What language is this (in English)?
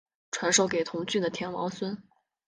Chinese